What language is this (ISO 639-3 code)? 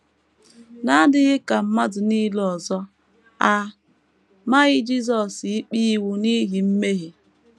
ibo